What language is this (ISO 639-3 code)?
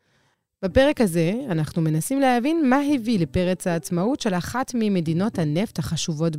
heb